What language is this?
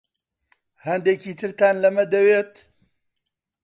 Central Kurdish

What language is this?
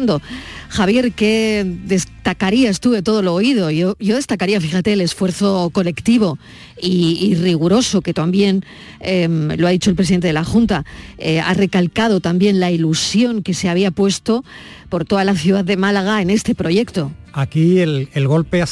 Spanish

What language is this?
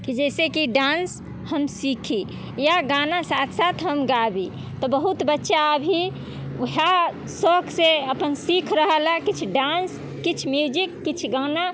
Maithili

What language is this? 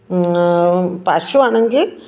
Malayalam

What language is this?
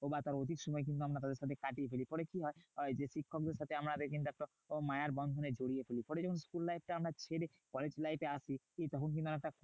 Bangla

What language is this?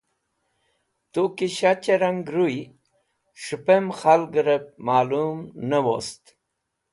Wakhi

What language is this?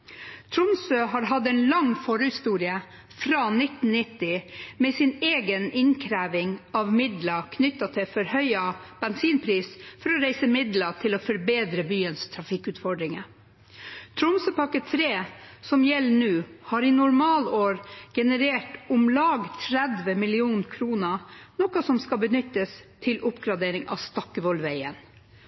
Norwegian Bokmål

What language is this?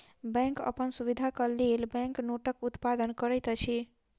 Maithili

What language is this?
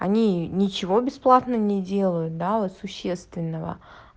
Russian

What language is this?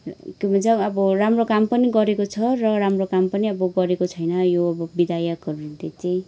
Nepali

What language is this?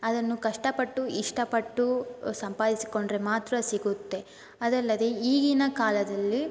Kannada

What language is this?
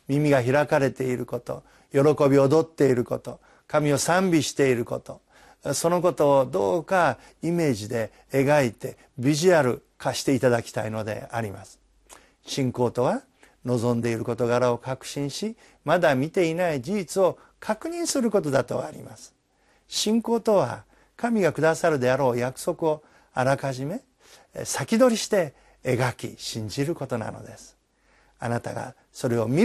Japanese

